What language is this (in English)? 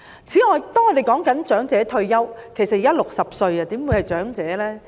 Cantonese